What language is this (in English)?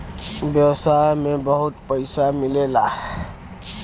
Bhojpuri